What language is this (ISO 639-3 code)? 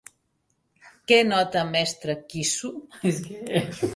cat